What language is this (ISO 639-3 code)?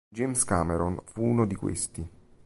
ita